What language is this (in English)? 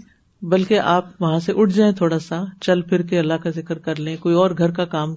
Urdu